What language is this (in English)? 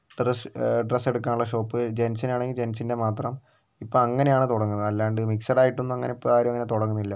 Malayalam